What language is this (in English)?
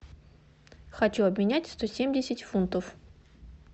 Russian